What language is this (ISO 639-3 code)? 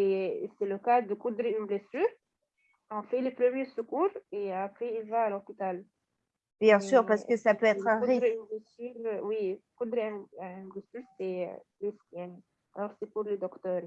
fra